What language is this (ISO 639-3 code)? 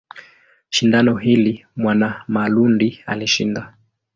swa